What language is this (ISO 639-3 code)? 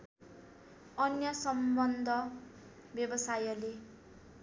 nep